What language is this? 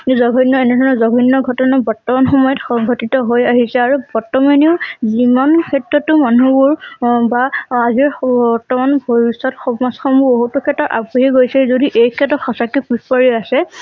Assamese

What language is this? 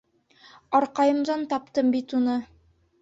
Bashkir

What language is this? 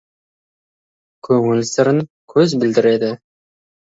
Kazakh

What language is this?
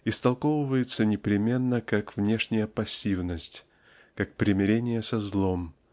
Russian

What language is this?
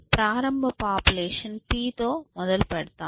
Telugu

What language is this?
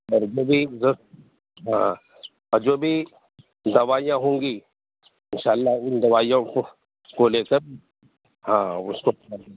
Urdu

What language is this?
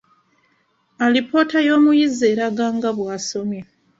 Ganda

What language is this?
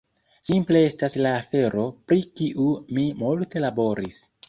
Esperanto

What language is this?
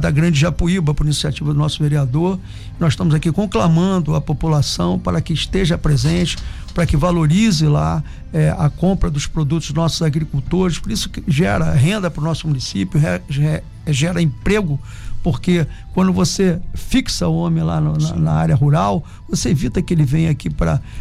Portuguese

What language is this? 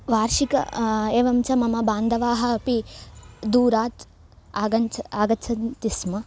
Sanskrit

